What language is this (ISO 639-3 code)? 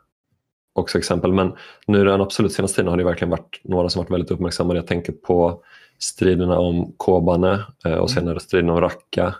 swe